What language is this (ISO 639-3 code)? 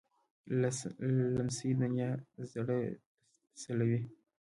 pus